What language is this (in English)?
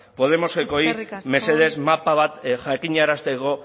Basque